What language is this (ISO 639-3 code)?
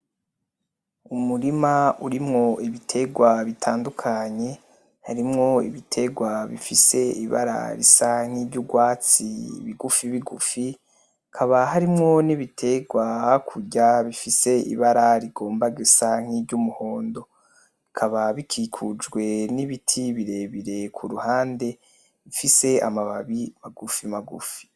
run